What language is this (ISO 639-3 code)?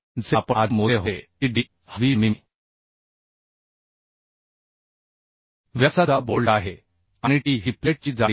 mar